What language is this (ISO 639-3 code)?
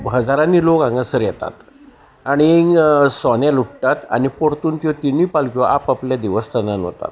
kok